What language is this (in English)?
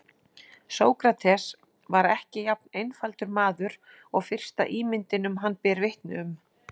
Icelandic